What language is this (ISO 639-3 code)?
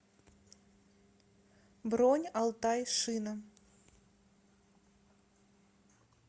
rus